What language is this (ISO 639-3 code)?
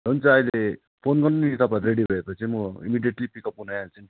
nep